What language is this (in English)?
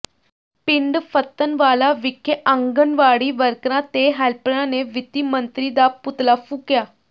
Punjabi